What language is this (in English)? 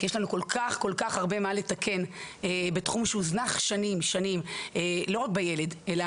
Hebrew